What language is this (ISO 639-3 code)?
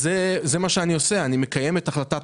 heb